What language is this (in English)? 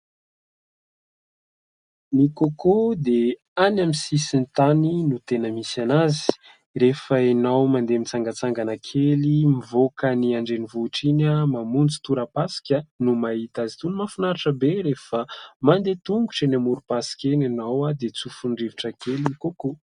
Malagasy